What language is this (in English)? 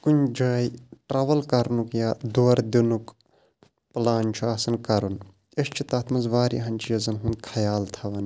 Kashmiri